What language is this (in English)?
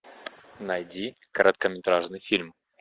Russian